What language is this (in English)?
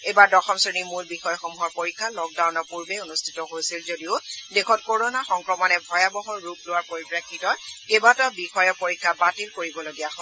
Assamese